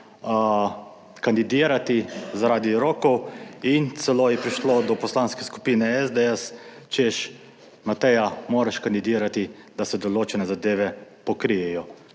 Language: Slovenian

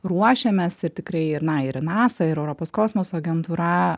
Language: Lithuanian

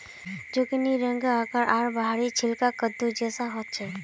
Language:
Magahi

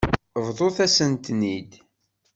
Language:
Kabyle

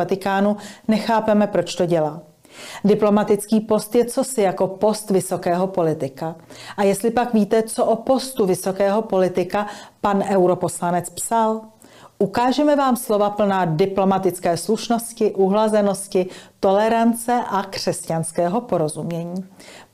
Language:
Czech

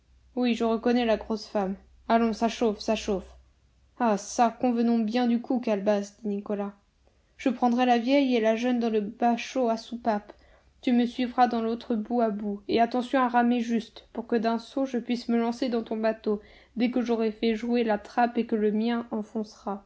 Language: French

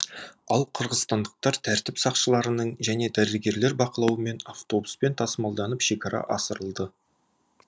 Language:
Kazakh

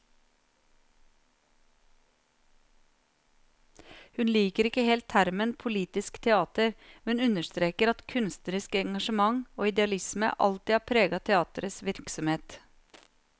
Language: Norwegian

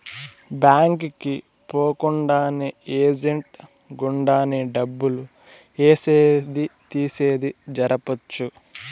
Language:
Telugu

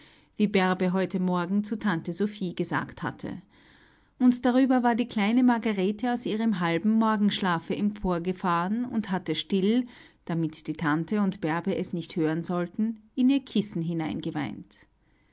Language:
German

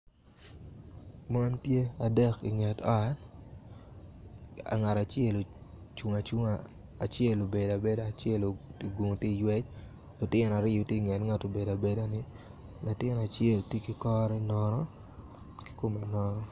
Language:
Acoli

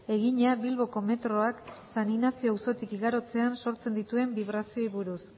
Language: Basque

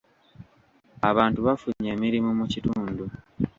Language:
Ganda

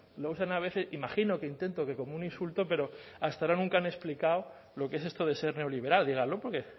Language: Spanish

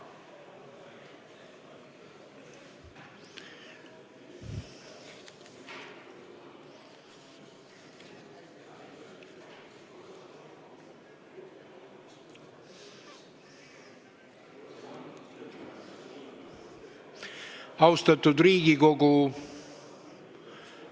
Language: Estonian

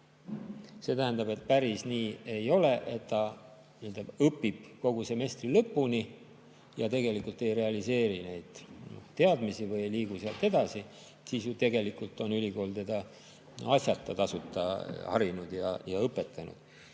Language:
Estonian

